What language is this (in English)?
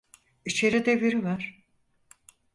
Turkish